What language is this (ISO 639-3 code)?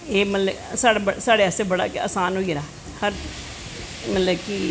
doi